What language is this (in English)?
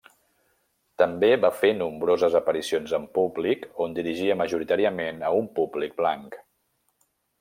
Catalan